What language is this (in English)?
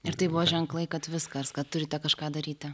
Lithuanian